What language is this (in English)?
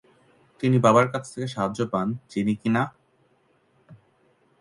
Bangla